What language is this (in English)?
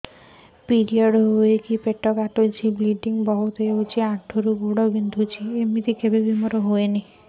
Odia